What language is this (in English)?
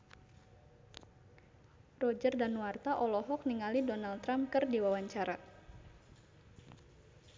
Sundanese